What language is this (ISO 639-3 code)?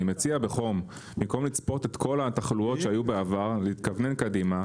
heb